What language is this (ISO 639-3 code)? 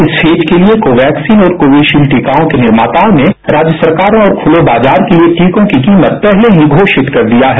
hin